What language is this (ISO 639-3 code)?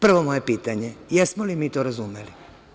srp